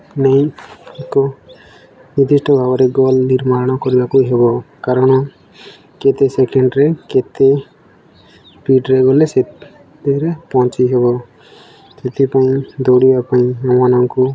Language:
Odia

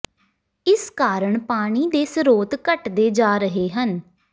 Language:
Punjabi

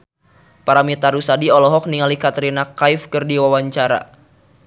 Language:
Sundanese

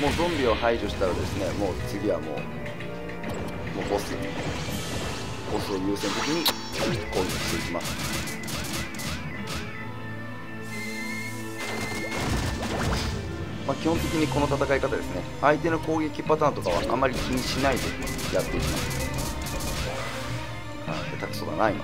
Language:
Japanese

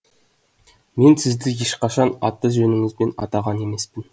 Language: Kazakh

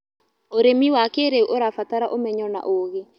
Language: Kikuyu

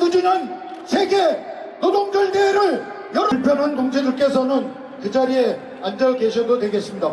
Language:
Korean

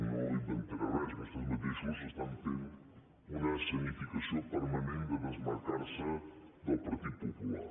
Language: Catalan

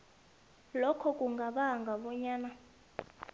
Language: South Ndebele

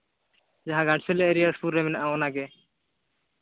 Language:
Santali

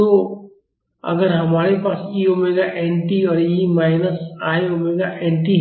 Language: Hindi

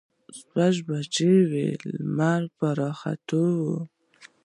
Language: Pashto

